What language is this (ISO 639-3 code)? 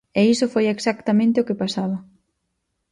glg